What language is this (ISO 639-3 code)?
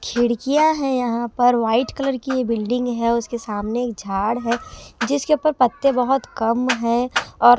hin